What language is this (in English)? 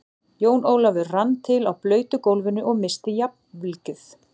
Icelandic